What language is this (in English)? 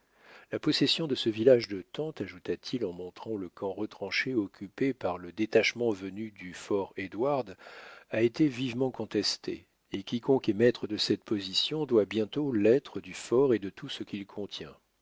French